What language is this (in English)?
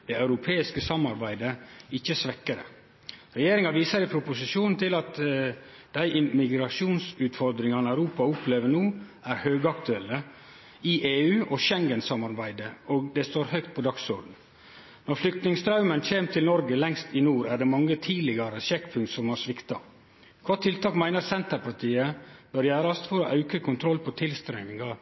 Norwegian Nynorsk